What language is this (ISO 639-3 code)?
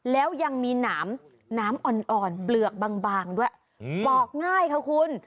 tha